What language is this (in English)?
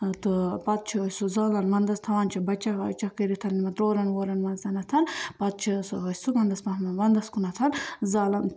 Kashmiri